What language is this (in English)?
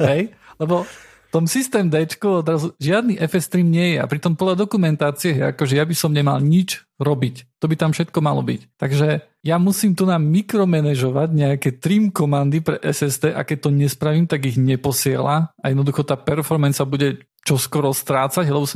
Slovak